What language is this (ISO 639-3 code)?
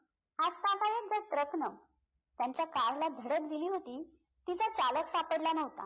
mar